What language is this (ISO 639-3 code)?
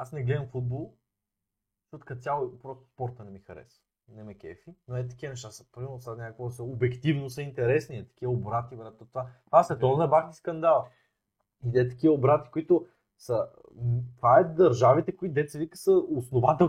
bul